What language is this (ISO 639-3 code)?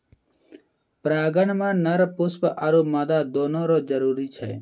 mai